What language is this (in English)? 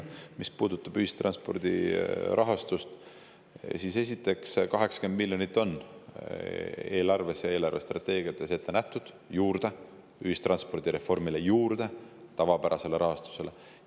Estonian